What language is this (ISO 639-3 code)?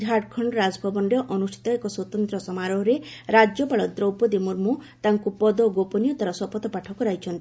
ori